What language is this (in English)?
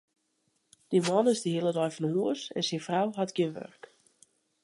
Western Frisian